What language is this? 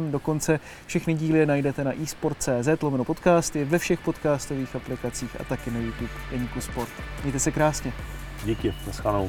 Czech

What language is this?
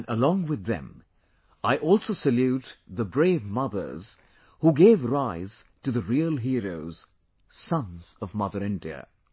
English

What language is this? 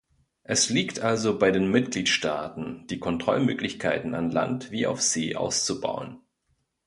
German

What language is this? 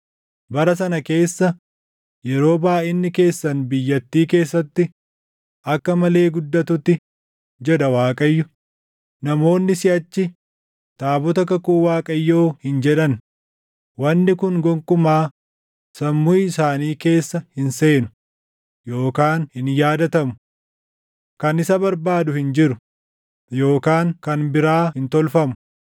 Oromo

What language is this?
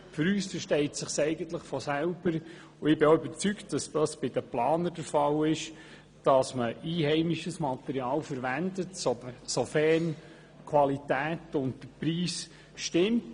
Swiss German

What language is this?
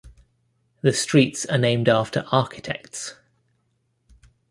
English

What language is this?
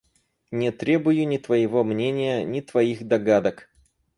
Russian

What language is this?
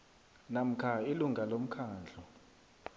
South Ndebele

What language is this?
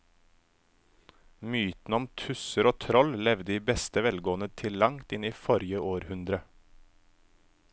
Norwegian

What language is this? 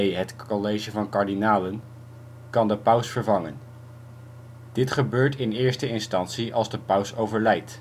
Dutch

